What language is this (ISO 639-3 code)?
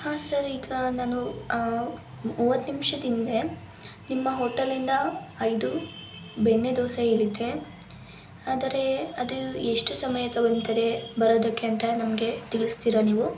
kan